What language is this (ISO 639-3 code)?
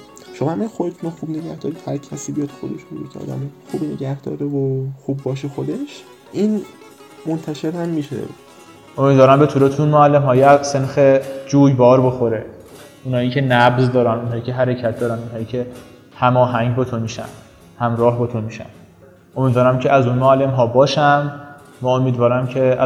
fas